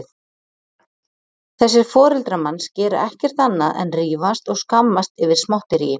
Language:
Icelandic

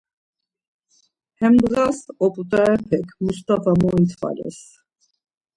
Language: Laz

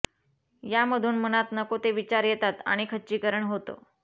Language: Marathi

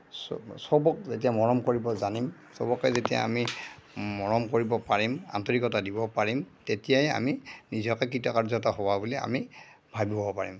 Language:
Assamese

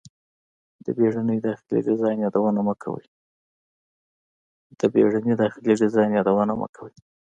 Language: Pashto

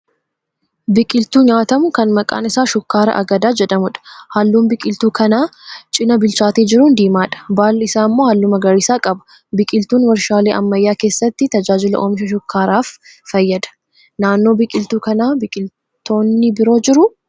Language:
Oromo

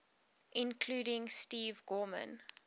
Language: English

